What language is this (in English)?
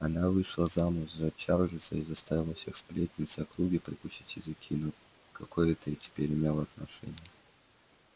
Russian